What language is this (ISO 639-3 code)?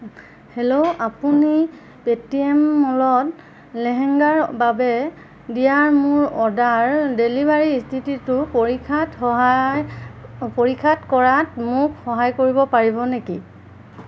asm